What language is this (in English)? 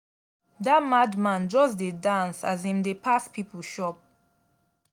Nigerian Pidgin